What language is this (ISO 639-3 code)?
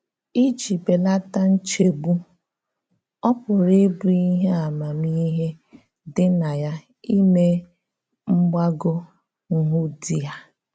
ibo